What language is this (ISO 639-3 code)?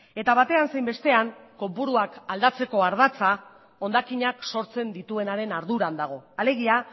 eus